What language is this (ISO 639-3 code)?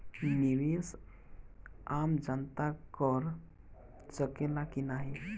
bho